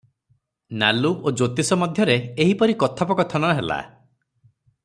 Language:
Odia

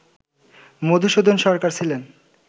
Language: Bangla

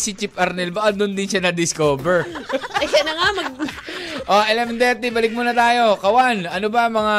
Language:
Filipino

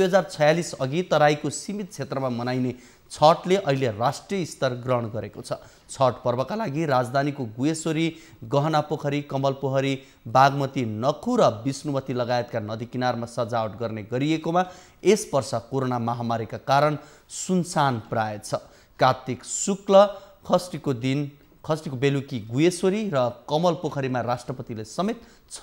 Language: Hindi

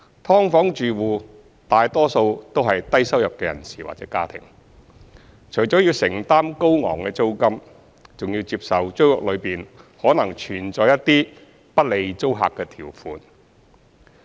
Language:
Cantonese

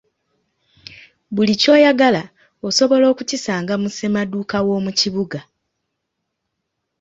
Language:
Ganda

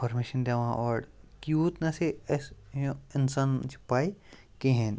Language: Kashmiri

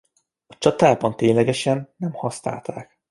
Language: Hungarian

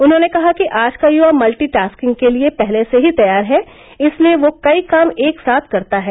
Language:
Hindi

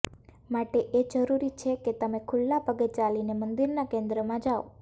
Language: Gujarati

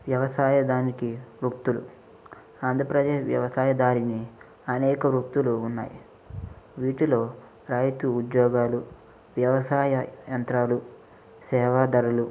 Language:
Telugu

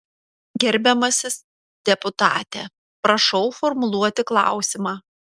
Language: Lithuanian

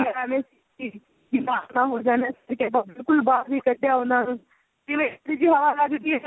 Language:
Punjabi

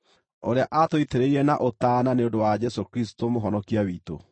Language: Kikuyu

